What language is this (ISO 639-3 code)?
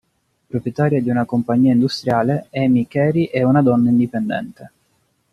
ita